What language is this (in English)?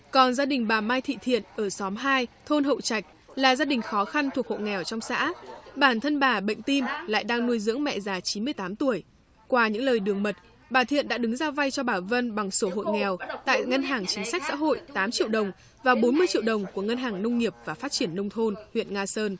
Vietnamese